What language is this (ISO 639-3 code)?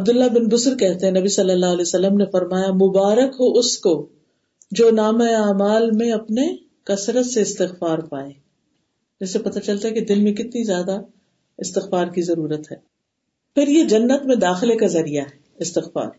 urd